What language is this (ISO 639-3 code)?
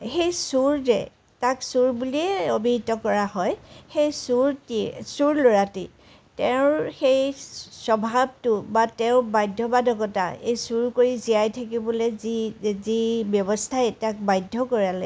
asm